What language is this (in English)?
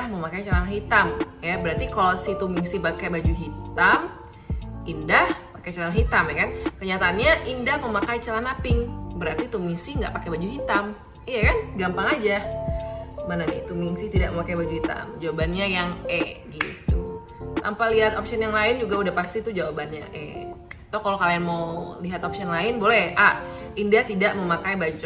Indonesian